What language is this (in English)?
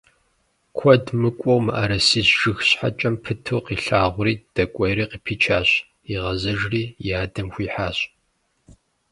Kabardian